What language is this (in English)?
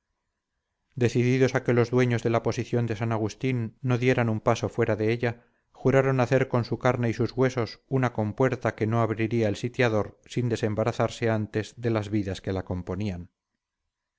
Spanish